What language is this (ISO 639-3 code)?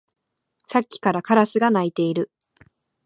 jpn